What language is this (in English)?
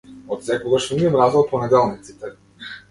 Macedonian